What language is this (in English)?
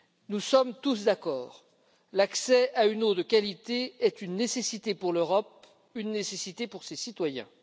French